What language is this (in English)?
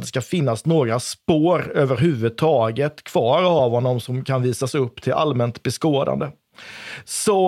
Swedish